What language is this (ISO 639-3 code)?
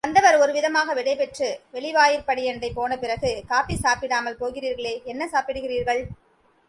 tam